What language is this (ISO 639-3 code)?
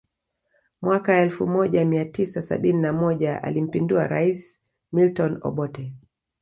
swa